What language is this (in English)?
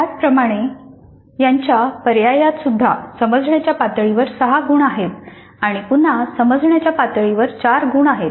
Marathi